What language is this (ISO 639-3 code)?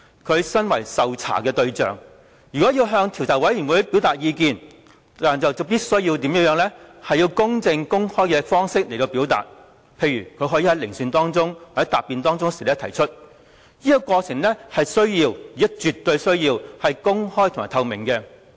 yue